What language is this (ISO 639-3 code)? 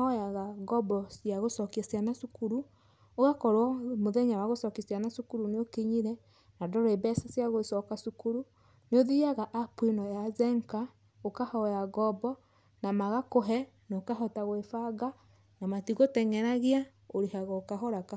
kik